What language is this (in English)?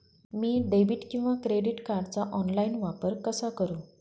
Marathi